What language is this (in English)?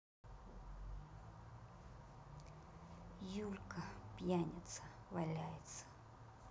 Russian